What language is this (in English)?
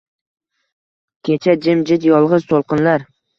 Uzbek